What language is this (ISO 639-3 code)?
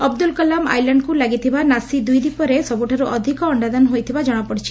ori